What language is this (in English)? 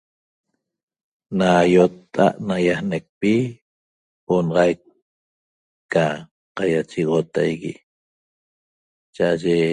Toba